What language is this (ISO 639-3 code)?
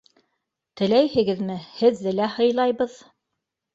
bak